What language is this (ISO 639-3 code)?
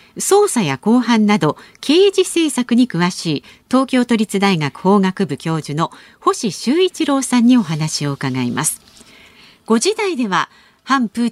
jpn